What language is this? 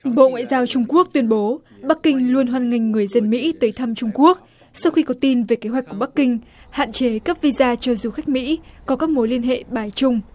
Vietnamese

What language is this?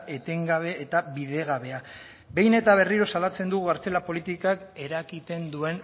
Basque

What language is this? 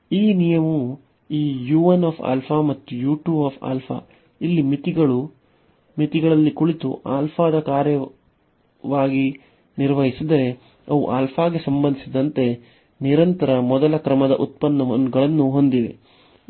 Kannada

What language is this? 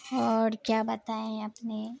Urdu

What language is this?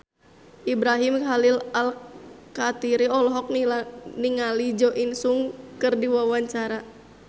Sundanese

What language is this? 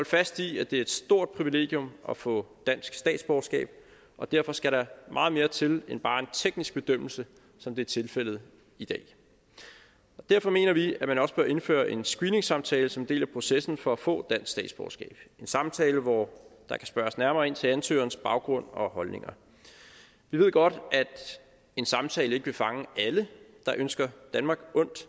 Danish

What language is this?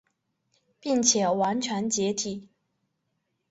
Chinese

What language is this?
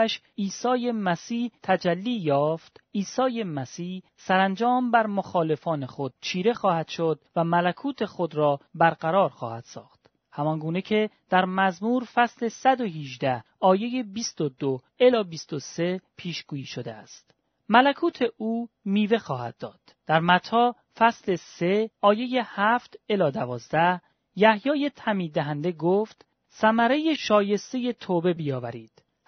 Persian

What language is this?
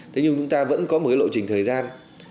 Vietnamese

